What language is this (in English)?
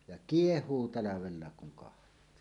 Finnish